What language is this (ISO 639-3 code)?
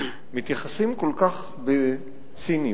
heb